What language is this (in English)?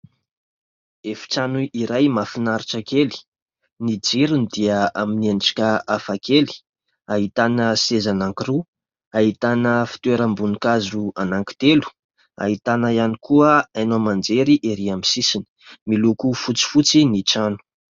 Malagasy